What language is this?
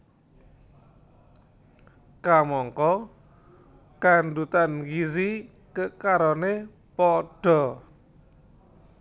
Javanese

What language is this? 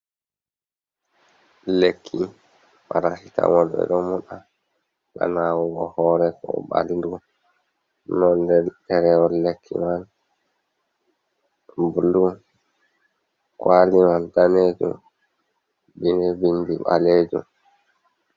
Fula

